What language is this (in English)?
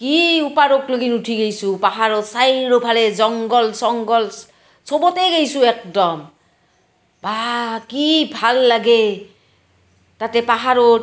Assamese